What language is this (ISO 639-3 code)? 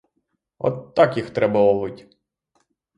ukr